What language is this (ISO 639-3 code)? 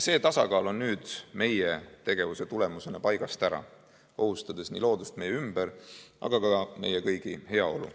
est